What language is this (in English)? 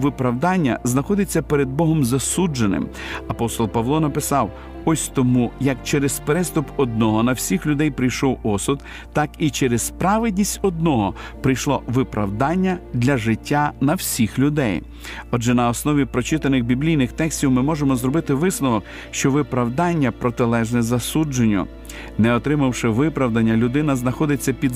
Ukrainian